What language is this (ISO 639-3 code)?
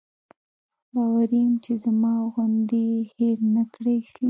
pus